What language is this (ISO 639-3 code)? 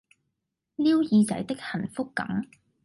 yue